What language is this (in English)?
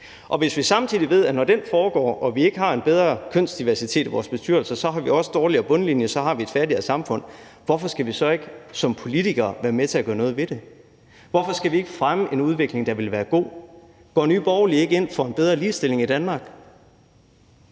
Danish